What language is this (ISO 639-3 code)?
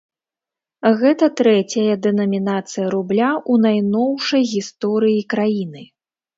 bel